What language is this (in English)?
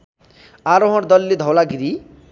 Nepali